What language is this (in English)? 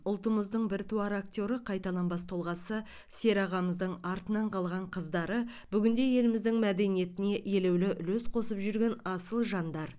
Kazakh